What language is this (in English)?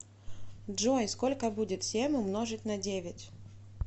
Russian